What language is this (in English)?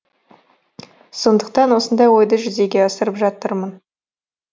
Kazakh